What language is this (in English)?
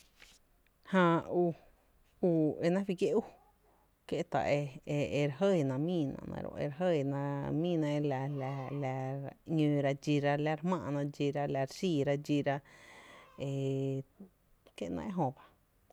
Tepinapa Chinantec